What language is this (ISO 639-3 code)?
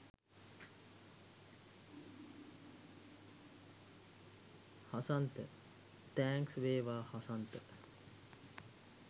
sin